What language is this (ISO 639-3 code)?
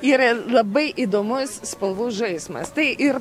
lit